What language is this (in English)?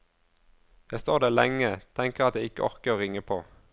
Norwegian